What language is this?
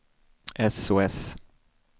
Swedish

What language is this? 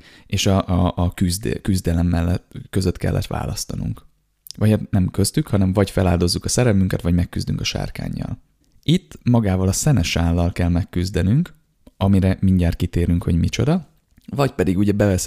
Hungarian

